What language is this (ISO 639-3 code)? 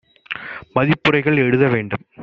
tam